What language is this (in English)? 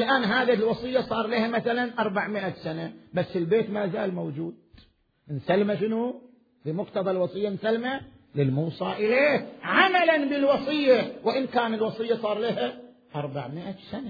Arabic